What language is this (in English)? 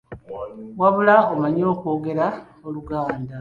Ganda